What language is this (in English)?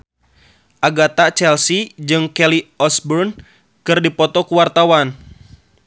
Sundanese